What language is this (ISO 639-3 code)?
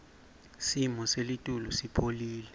ssw